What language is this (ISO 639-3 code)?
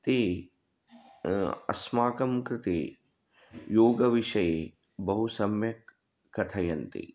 san